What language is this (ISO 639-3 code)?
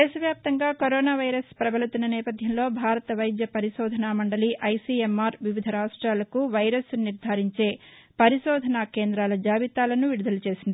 tel